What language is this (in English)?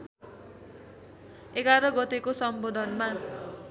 Nepali